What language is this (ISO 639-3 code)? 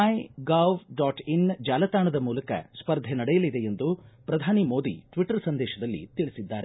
kan